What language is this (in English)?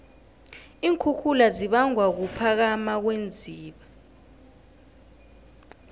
South Ndebele